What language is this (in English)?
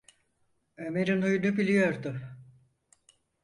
Turkish